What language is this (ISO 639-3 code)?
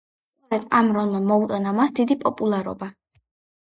kat